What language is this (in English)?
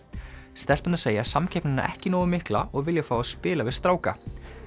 Icelandic